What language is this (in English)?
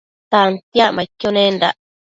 Matsés